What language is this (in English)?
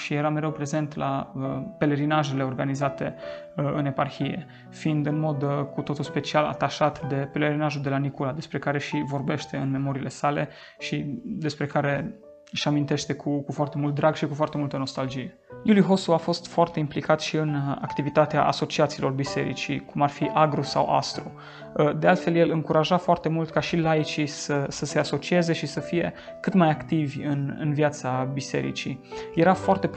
Romanian